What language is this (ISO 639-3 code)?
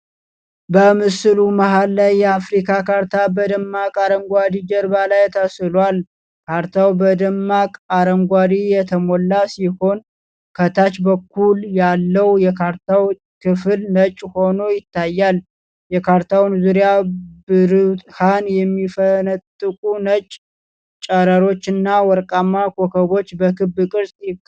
amh